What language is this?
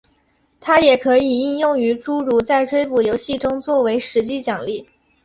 Chinese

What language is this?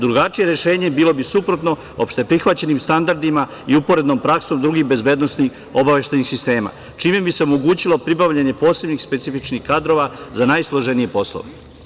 Serbian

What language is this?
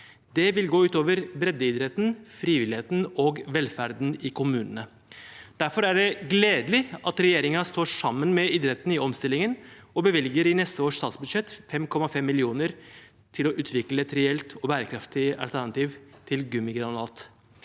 Norwegian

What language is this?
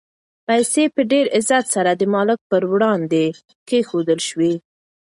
Pashto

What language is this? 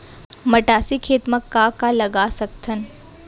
Chhattisgarhi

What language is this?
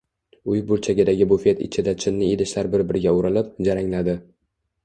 Uzbek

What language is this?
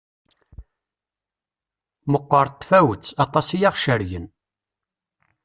Kabyle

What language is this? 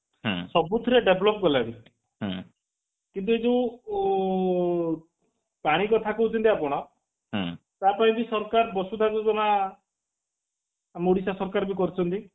Odia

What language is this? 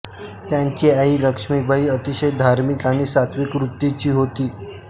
Marathi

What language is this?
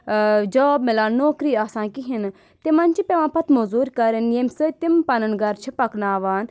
Kashmiri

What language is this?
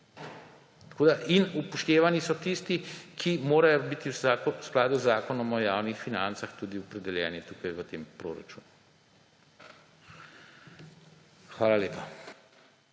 Slovenian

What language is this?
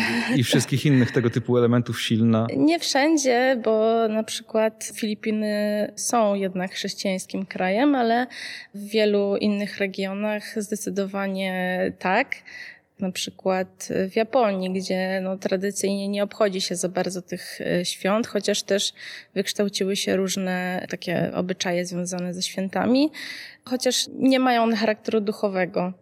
Polish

